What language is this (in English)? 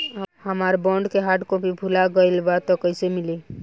Bhojpuri